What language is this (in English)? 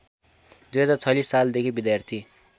Nepali